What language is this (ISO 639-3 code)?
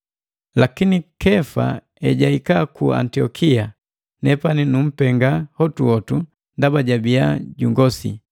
mgv